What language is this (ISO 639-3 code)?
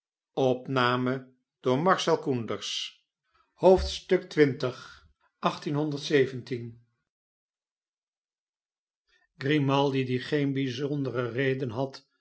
nld